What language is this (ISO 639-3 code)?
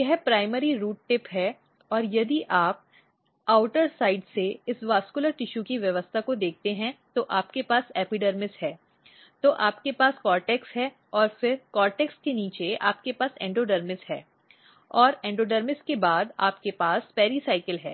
hin